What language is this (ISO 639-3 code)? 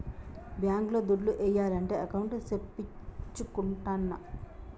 tel